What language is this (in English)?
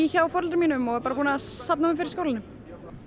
Icelandic